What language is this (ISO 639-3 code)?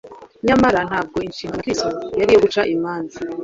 kin